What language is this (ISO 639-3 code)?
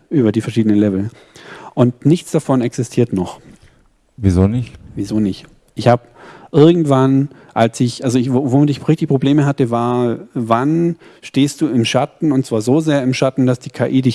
deu